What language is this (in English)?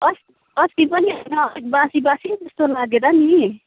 Nepali